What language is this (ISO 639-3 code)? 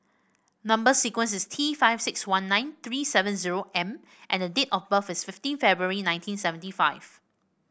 eng